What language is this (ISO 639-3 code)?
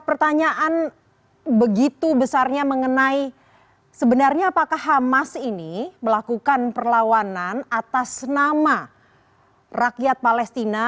ind